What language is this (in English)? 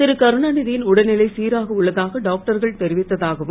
Tamil